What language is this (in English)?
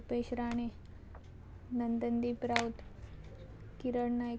Konkani